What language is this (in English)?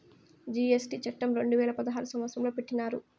Telugu